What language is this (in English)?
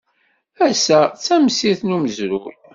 Kabyle